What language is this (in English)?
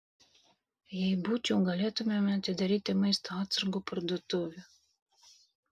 Lithuanian